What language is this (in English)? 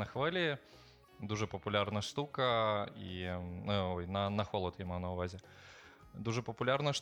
Ukrainian